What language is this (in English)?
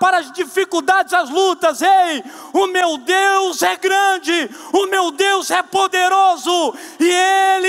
Portuguese